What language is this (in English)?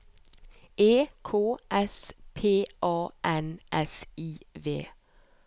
Norwegian